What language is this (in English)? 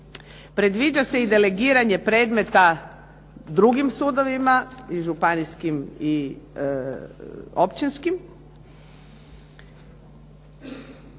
Croatian